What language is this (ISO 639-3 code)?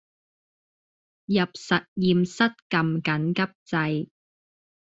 yue